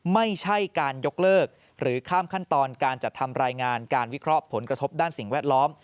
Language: Thai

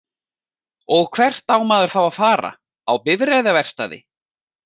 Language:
Icelandic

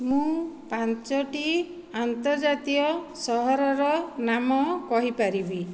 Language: Odia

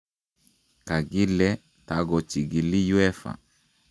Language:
Kalenjin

